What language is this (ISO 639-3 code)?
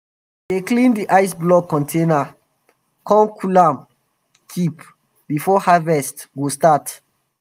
pcm